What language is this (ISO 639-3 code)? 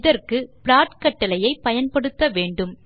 tam